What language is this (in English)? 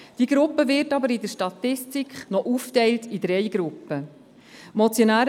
Swiss German